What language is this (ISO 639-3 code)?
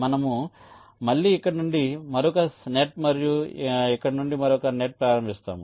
tel